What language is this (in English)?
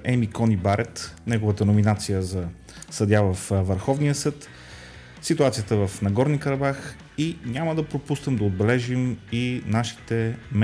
Bulgarian